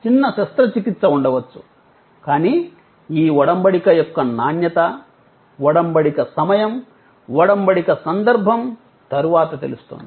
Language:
Telugu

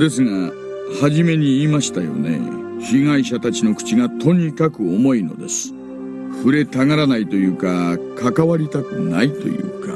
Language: Japanese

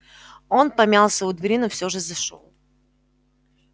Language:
Russian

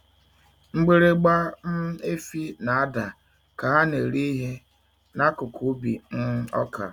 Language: Igbo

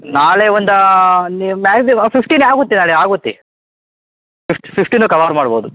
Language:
Kannada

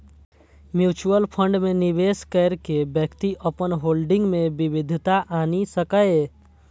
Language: Maithili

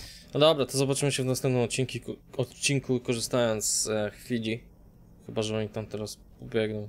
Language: Polish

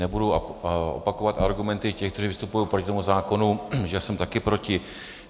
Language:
Czech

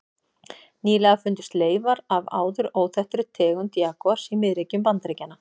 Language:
Icelandic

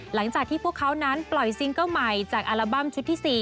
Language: Thai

